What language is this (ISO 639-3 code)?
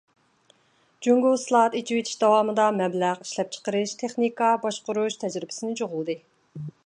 uig